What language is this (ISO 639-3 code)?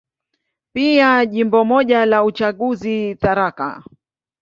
swa